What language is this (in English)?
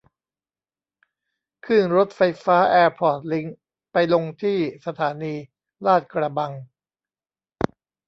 Thai